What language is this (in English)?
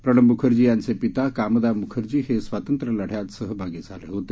Marathi